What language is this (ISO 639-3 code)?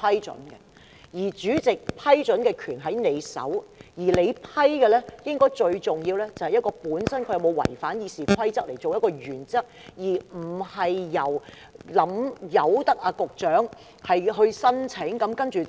yue